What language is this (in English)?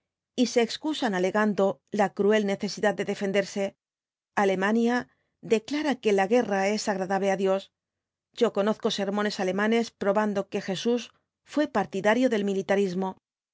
Spanish